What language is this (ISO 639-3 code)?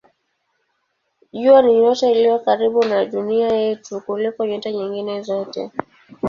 swa